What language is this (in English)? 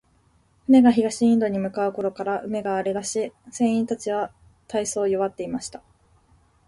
Japanese